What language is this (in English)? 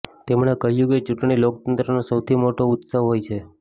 Gujarati